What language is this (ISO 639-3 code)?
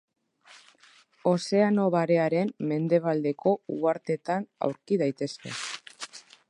eus